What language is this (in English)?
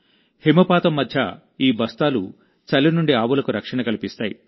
Telugu